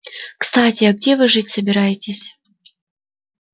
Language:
Russian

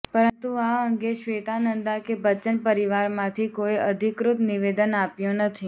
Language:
Gujarati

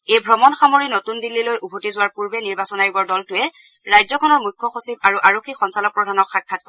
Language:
Assamese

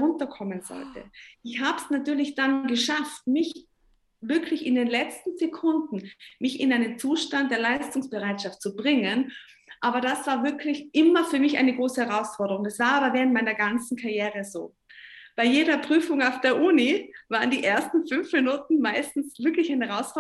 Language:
German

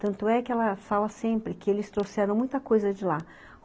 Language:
Portuguese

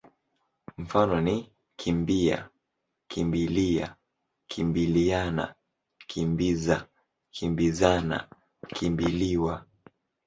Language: Swahili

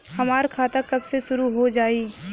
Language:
Bhojpuri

